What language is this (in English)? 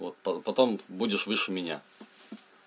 Russian